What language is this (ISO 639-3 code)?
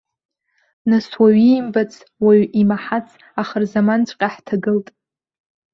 abk